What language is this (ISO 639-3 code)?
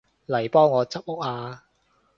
yue